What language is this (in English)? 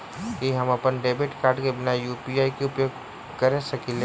Maithili